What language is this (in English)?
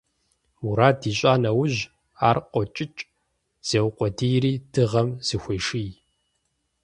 Kabardian